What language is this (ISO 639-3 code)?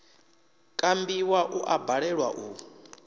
ven